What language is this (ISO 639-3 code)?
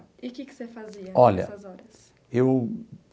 por